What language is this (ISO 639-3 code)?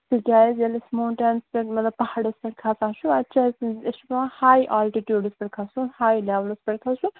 kas